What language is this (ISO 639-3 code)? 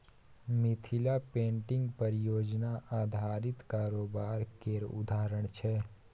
mai